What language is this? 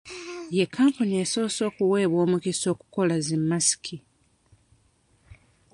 Ganda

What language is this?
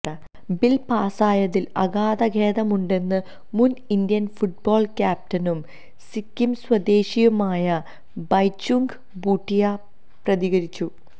Malayalam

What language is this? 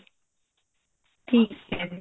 Punjabi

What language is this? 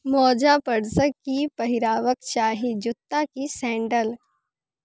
Maithili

